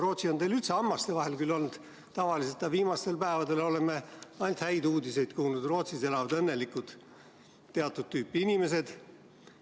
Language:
Estonian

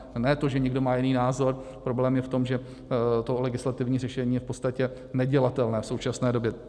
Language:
Czech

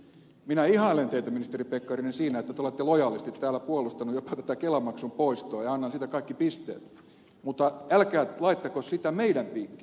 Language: Finnish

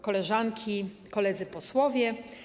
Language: Polish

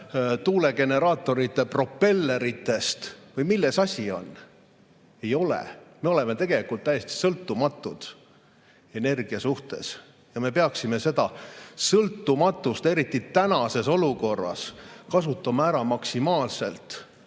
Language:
Estonian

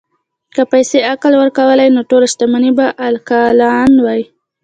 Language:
Pashto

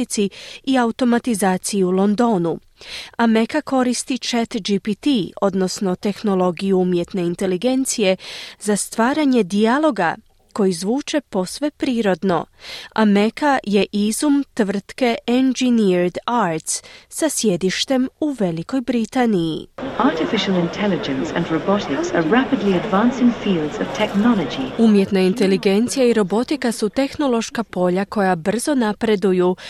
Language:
Croatian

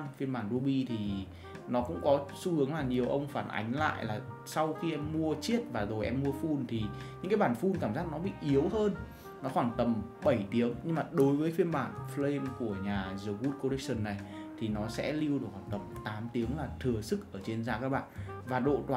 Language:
Vietnamese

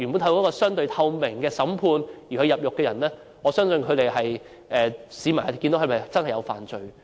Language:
Cantonese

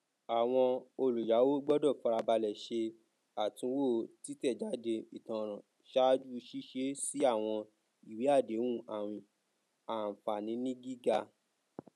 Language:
Yoruba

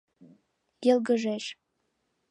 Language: Mari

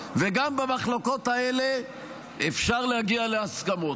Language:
Hebrew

